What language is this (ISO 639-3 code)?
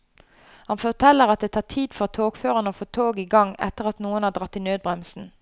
nor